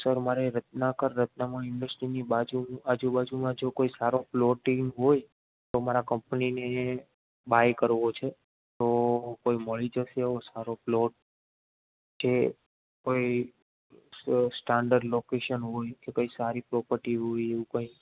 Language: Gujarati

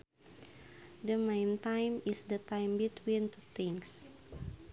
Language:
Sundanese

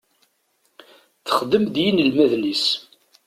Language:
Kabyle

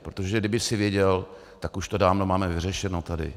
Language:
Czech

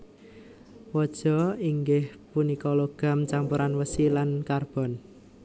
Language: Javanese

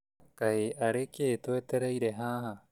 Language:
Kikuyu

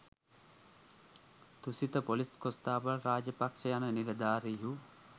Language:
Sinhala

